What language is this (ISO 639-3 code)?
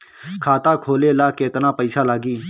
bho